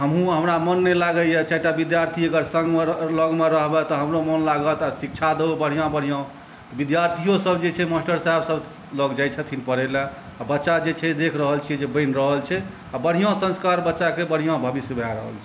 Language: Maithili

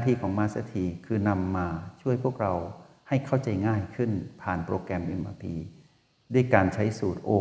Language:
Thai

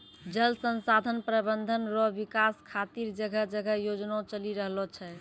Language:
Maithili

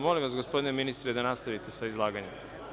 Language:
Serbian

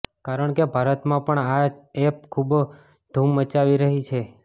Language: Gujarati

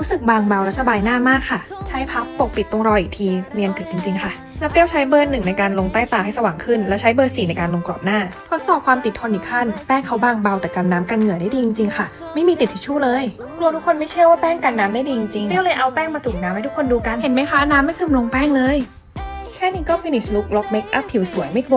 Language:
Thai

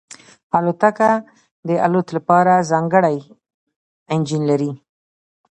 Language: Pashto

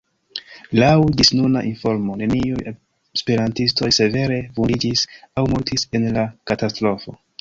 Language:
Esperanto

